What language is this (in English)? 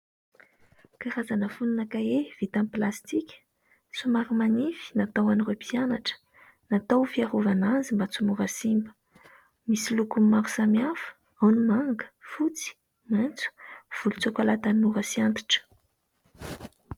Malagasy